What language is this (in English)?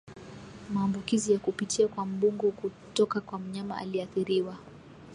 Swahili